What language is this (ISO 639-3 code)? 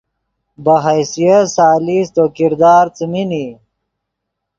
ydg